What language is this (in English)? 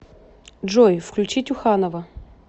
Russian